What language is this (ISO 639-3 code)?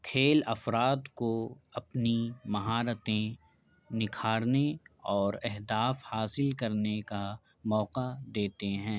urd